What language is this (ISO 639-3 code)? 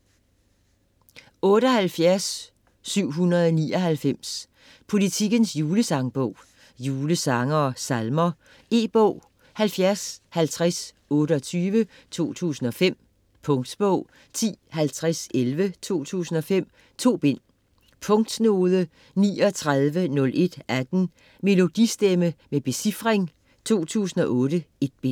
dan